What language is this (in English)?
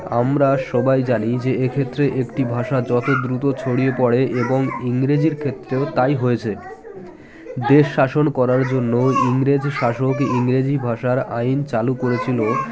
Bangla